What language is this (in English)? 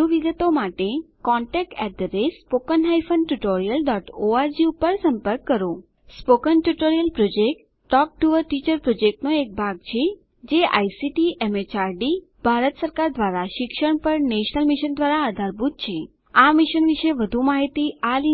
Gujarati